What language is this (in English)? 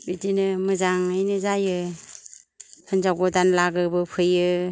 Bodo